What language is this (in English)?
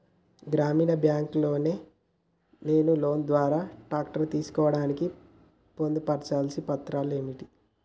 Telugu